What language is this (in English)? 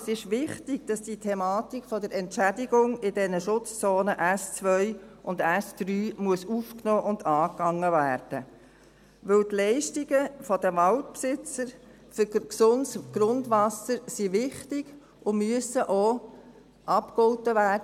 Swiss German